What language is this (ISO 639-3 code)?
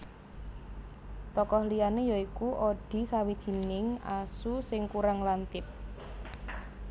jav